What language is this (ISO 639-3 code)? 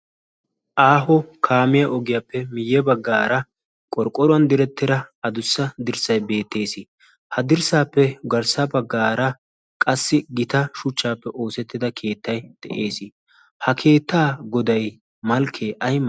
wal